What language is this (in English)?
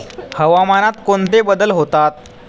Marathi